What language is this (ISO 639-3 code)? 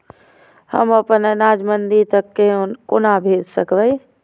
mai